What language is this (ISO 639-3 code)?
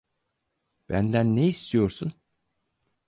tur